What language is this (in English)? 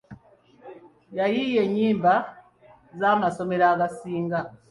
Ganda